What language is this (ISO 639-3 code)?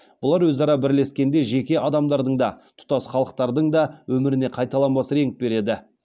kaz